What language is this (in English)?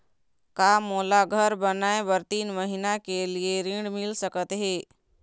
Chhattisgarhi